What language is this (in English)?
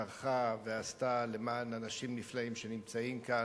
Hebrew